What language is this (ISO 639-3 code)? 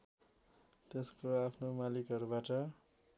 nep